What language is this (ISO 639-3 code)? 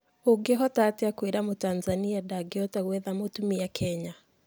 kik